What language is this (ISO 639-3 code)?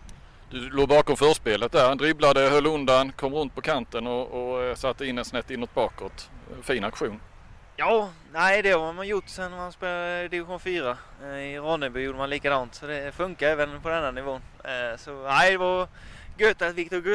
swe